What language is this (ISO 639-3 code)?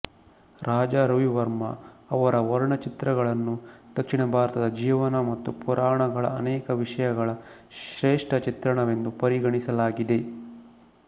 kan